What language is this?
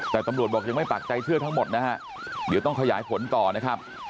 Thai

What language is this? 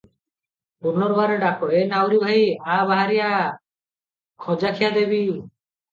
Odia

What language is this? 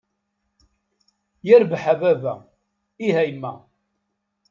Kabyle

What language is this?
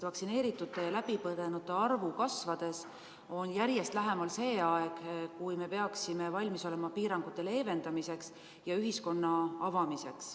Estonian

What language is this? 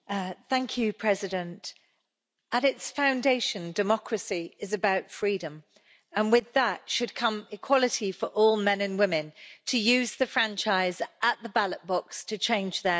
English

